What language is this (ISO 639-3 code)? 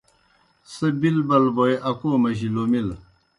plk